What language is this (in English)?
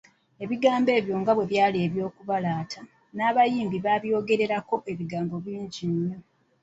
Ganda